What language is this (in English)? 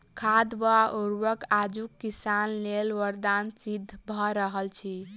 Maithili